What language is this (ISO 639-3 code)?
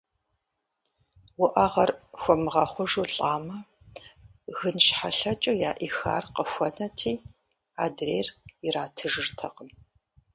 kbd